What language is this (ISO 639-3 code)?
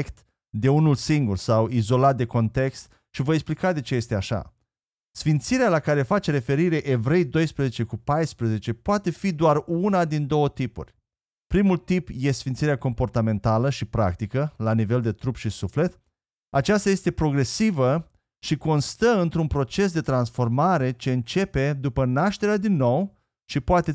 ron